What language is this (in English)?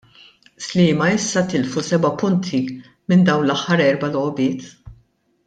Maltese